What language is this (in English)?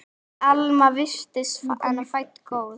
Icelandic